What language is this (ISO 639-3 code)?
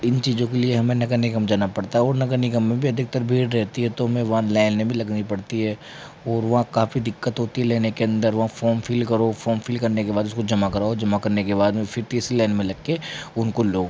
hin